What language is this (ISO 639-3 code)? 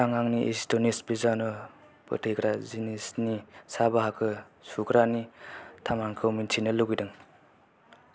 brx